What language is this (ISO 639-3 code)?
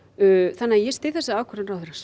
isl